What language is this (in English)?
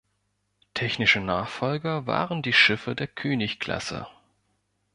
German